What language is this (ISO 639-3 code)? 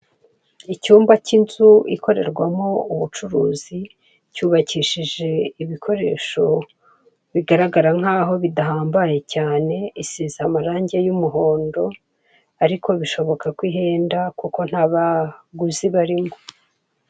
kin